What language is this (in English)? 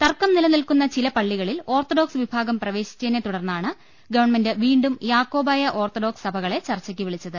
Malayalam